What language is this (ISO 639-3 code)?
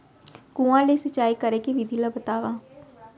hne